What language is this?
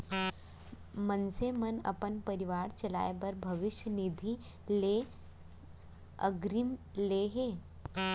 Chhattisgarhi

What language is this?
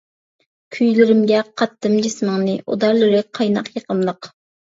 Uyghur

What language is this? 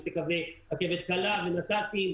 Hebrew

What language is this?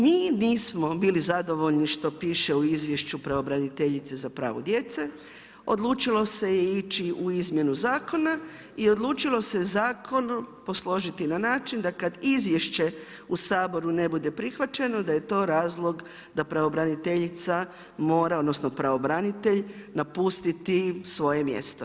Croatian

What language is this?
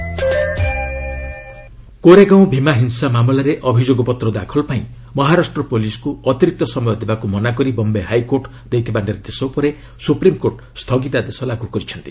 Odia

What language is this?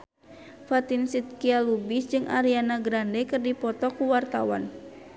Sundanese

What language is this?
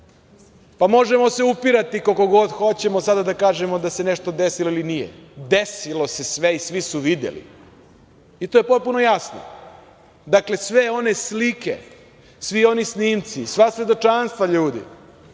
Serbian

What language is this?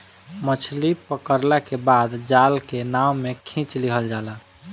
Bhojpuri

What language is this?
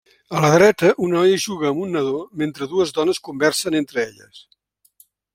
Catalan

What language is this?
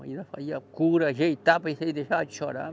Portuguese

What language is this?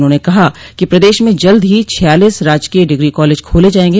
Hindi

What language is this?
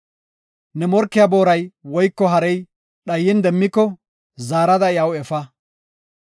Gofa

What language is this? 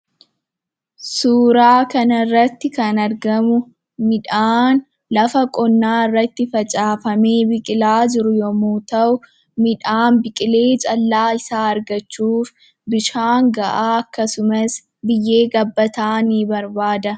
Oromo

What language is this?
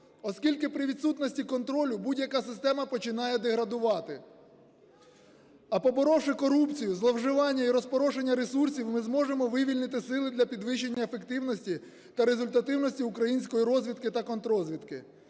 Ukrainian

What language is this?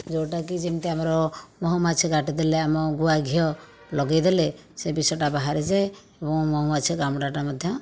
Odia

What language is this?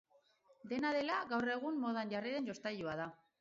Basque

